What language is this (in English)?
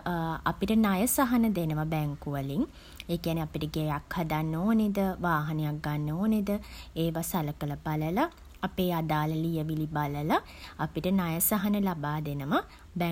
Sinhala